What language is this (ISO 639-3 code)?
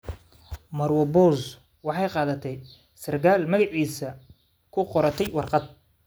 som